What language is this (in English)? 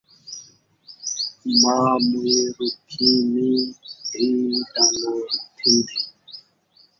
Saraiki